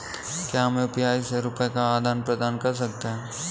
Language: Hindi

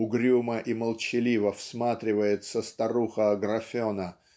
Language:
Russian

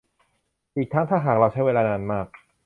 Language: Thai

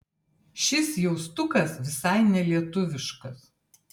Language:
Lithuanian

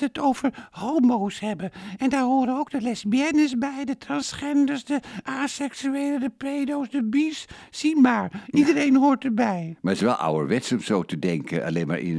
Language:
Dutch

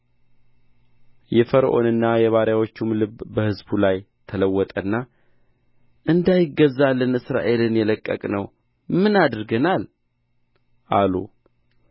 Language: Amharic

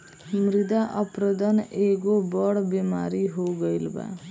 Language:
Bhojpuri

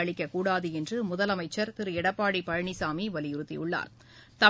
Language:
Tamil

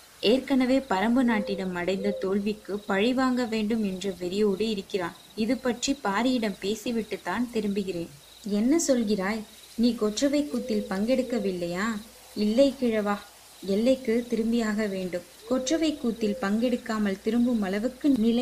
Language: Tamil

